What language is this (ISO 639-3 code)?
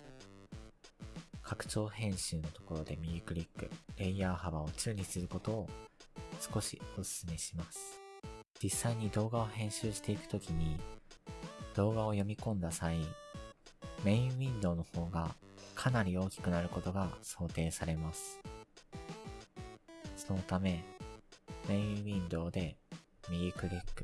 jpn